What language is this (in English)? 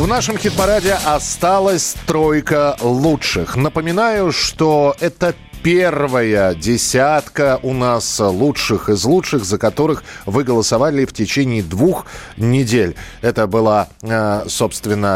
Russian